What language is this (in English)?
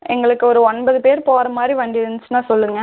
Tamil